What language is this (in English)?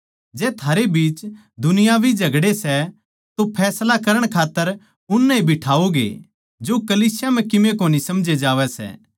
Haryanvi